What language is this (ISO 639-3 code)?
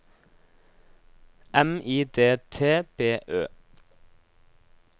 nor